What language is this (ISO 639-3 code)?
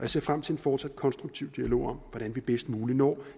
dan